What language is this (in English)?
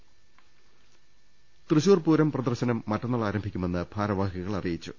Malayalam